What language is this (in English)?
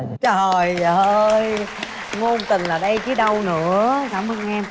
Vietnamese